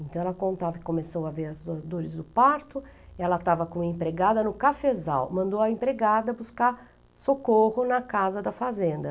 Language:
Portuguese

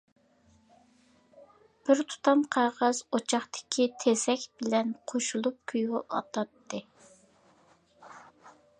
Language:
Uyghur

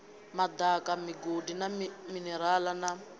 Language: Venda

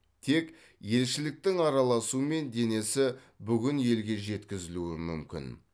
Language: Kazakh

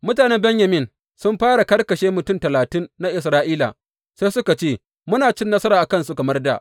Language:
Hausa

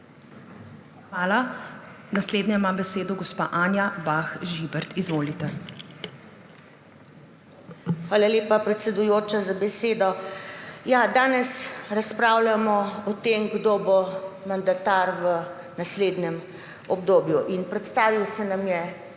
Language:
Slovenian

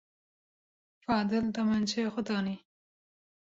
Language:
Kurdish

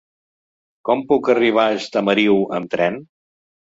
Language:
Catalan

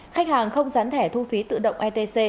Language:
Vietnamese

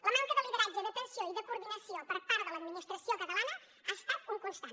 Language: Catalan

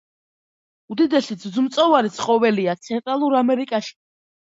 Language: Georgian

